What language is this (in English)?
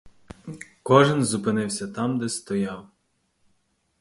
Ukrainian